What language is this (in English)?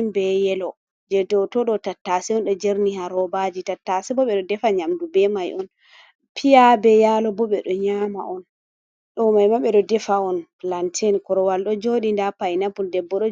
Fula